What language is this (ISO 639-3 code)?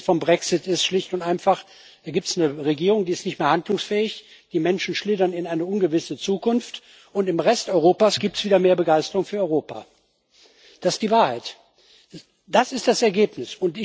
deu